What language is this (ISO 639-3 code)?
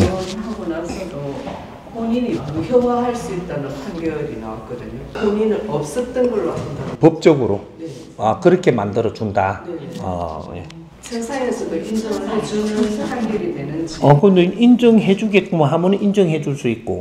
kor